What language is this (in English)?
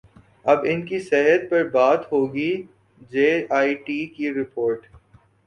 Urdu